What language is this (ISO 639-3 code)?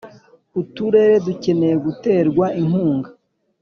kin